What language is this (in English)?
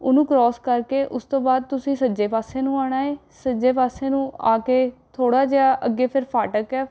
Punjabi